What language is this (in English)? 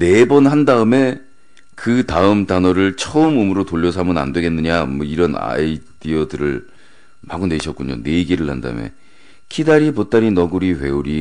Korean